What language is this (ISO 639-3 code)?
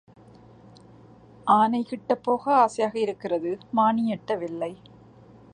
tam